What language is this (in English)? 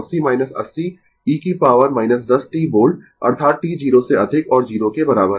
Hindi